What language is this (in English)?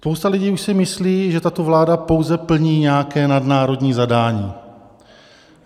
Czech